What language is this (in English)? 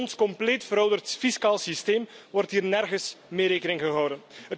Dutch